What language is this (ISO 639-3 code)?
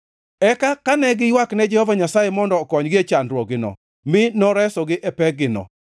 luo